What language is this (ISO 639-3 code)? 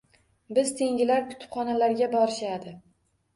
uzb